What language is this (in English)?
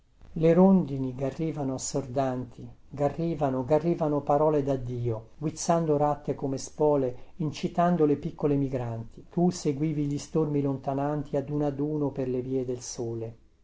Italian